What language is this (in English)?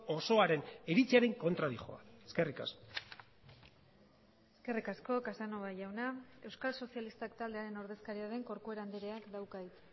Basque